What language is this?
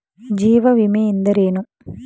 Kannada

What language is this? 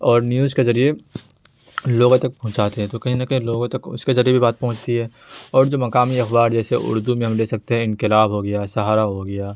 Urdu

